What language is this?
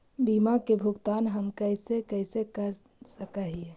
Magahi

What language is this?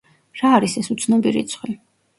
Georgian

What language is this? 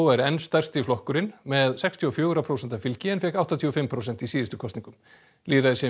Icelandic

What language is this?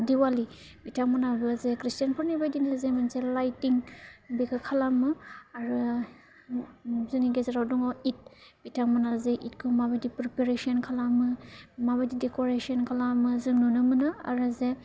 Bodo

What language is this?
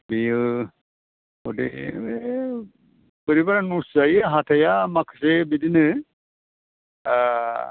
Bodo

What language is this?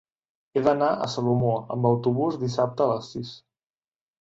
Catalan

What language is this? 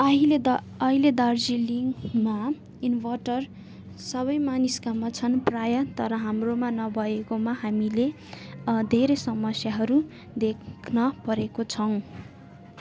Nepali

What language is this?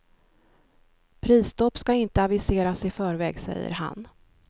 Swedish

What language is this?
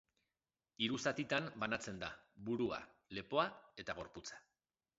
Basque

